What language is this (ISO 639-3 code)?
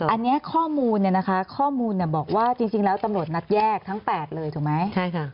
tha